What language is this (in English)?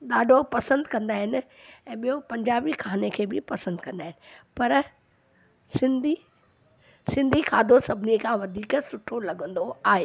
Sindhi